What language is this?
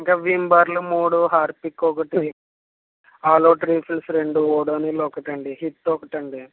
Telugu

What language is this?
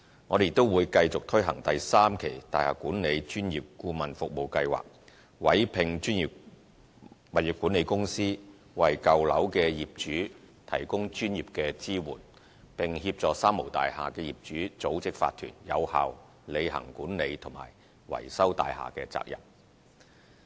Cantonese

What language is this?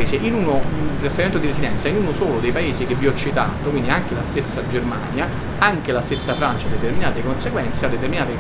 Italian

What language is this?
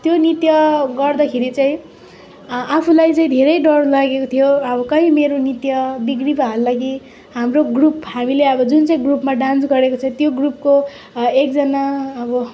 Nepali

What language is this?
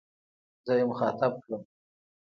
Pashto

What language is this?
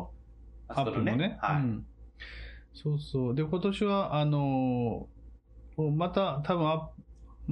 Japanese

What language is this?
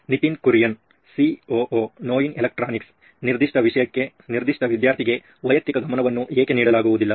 Kannada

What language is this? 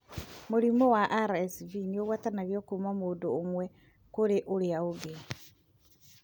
Kikuyu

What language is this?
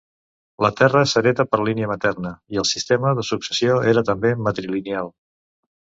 Catalan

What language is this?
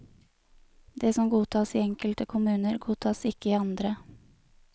Norwegian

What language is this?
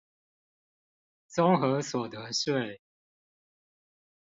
Chinese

